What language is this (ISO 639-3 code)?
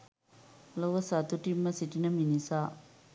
sin